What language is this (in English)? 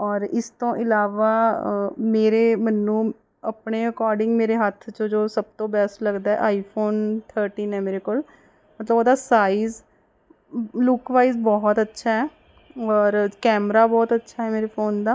Punjabi